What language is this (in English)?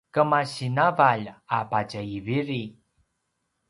Paiwan